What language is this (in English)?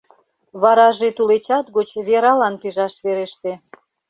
Mari